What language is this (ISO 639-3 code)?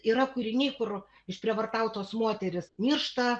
lit